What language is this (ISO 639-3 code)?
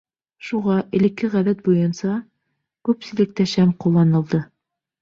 bak